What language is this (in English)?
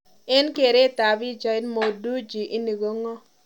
Kalenjin